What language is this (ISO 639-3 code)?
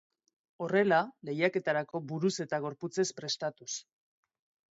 eus